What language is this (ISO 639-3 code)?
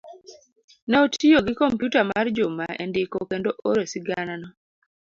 luo